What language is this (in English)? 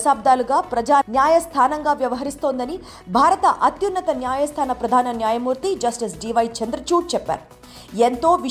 Telugu